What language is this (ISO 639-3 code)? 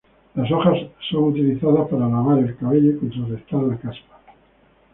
spa